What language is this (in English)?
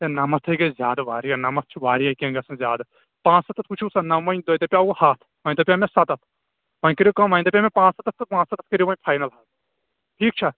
Kashmiri